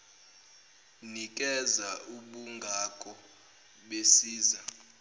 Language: Zulu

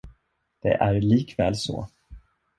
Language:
Swedish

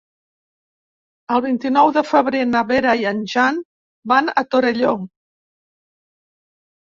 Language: Catalan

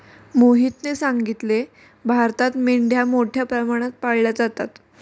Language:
Marathi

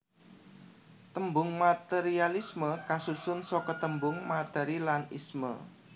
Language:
Javanese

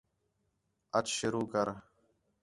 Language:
Khetrani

